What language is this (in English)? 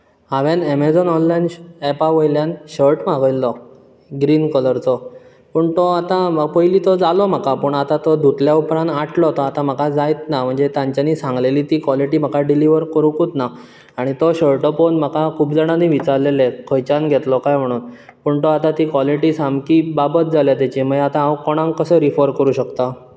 Konkani